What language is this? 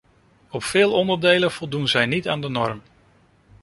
Dutch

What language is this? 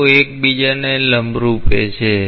Gujarati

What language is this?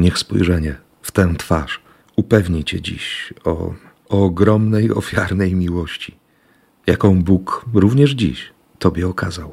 Polish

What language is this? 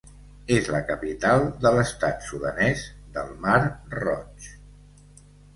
Catalan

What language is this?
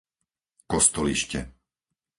Slovak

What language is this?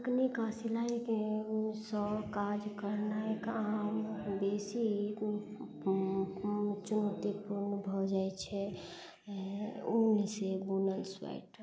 Maithili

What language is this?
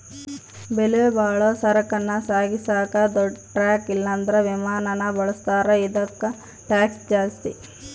Kannada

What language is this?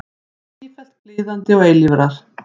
Icelandic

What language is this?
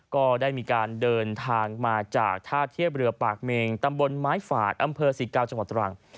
Thai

